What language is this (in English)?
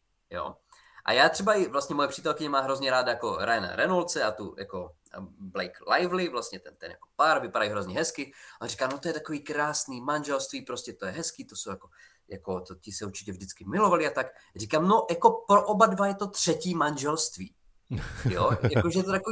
Czech